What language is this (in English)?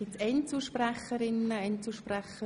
Swiss German